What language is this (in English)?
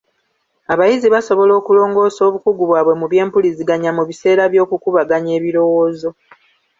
Ganda